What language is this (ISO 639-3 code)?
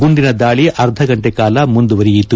kan